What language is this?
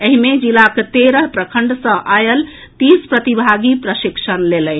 Maithili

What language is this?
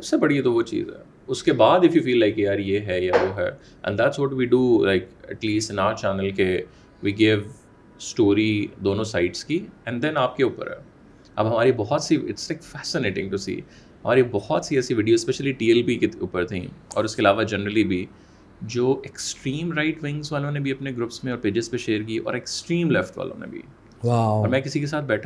Urdu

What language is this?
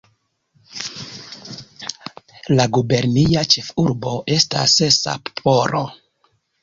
Esperanto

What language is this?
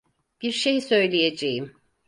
Turkish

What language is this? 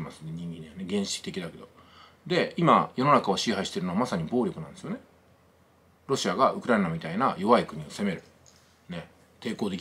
Japanese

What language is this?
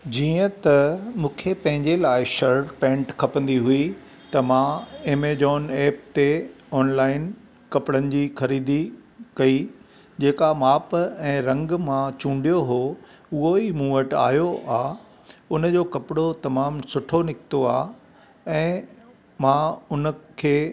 Sindhi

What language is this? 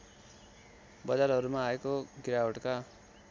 Nepali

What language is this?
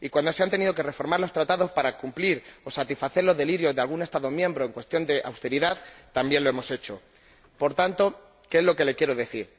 Spanish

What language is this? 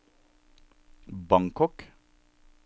Norwegian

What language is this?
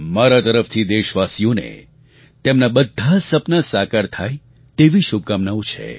Gujarati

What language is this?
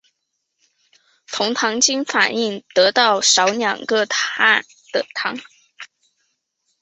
Chinese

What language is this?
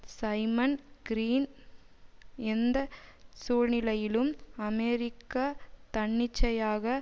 Tamil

